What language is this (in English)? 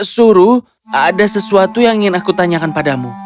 Indonesian